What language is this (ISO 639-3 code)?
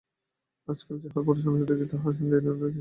ben